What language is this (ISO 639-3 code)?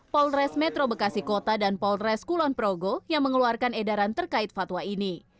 ind